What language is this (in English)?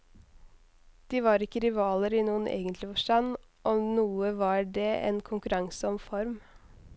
Norwegian